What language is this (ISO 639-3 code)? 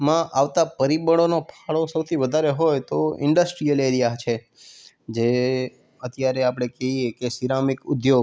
guj